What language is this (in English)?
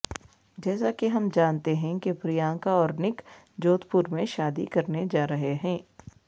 Urdu